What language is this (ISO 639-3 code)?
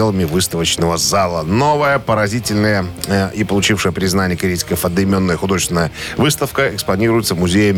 rus